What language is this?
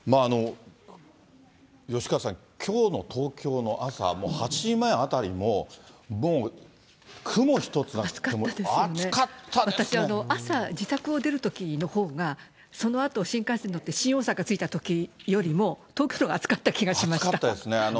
Japanese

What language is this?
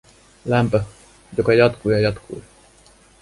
Finnish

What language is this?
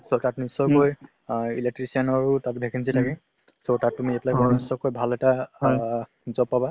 Assamese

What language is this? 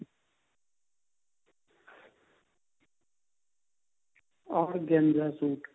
Punjabi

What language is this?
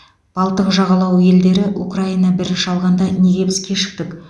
Kazakh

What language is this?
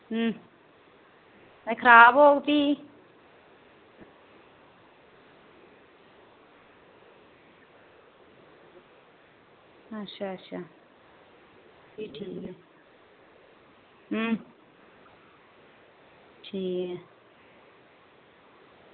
Dogri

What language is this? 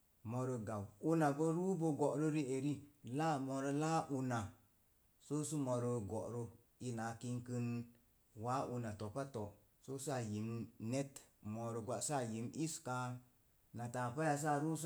Mom Jango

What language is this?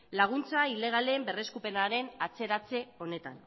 Basque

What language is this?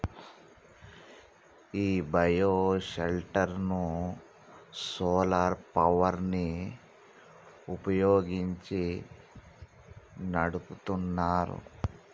Telugu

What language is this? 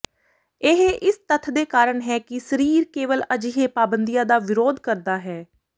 Punjabi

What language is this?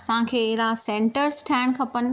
Sindhi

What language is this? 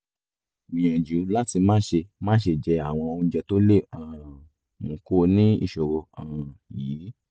Yoruba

